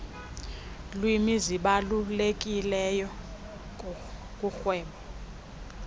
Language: Xhosa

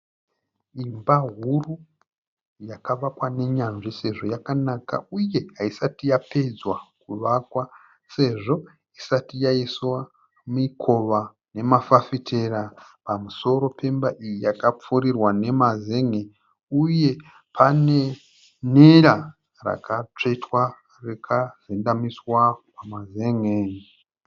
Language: Shona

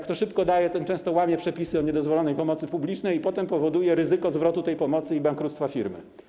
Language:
Polish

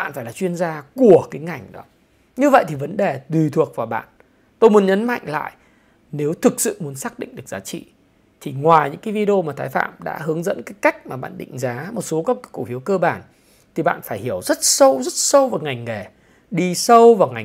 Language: Vietnamese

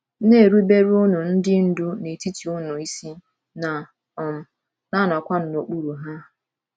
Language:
Igbo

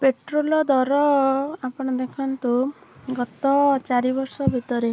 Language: Odia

